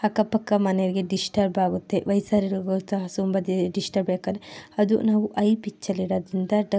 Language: Kannada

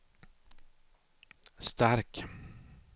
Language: Swedish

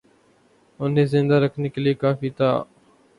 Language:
Urdu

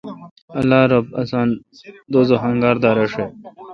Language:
Kalkoti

